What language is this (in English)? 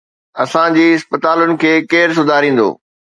Sindhi